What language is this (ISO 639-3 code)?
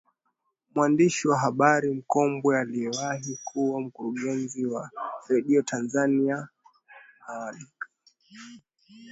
swa